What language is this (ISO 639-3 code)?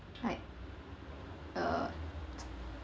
eng